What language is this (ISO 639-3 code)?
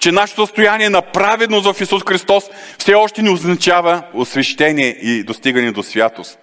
bul